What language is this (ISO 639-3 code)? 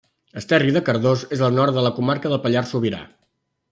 cat